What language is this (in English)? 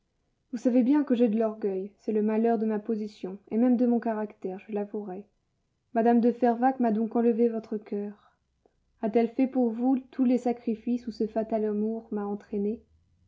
French